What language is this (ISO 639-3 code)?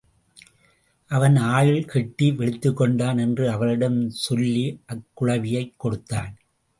tam